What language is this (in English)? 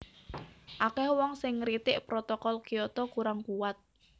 Javanese